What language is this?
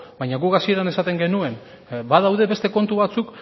Basque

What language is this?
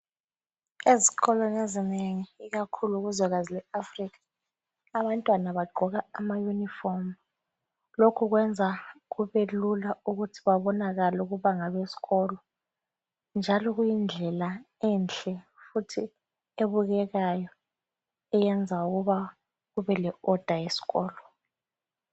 North Ndebele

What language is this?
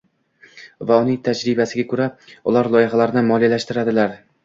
Uzbek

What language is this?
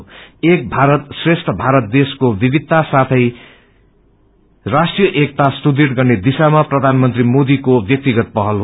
Nepali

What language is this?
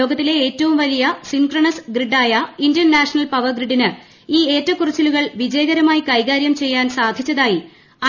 Malayalam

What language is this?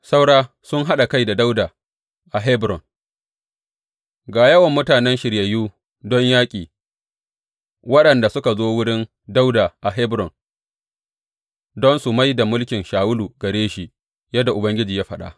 Hausa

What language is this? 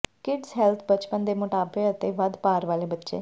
Punjabi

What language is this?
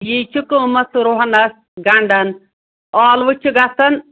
Kashmiri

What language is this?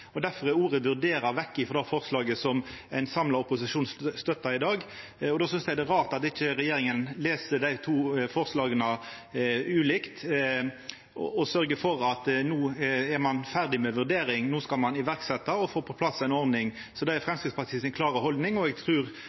Norwegian Nynorsk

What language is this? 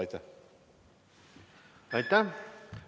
Estonian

